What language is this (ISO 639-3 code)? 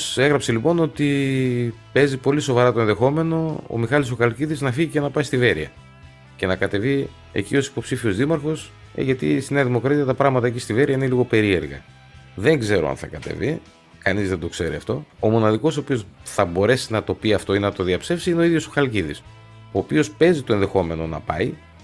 ell